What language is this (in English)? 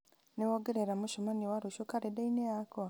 Kikuyu